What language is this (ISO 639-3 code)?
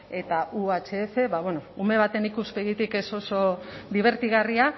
eus